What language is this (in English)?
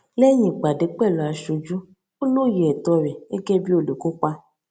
Yoruba